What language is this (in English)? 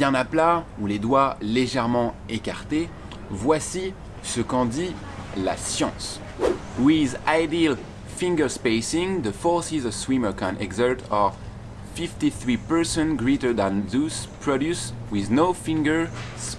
French